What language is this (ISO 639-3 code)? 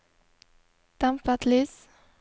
nor